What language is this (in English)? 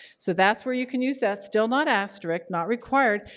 English